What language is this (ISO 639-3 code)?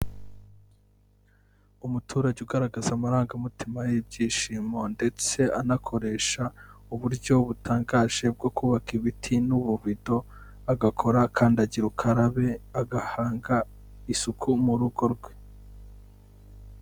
kin